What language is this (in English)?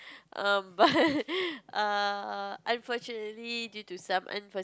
English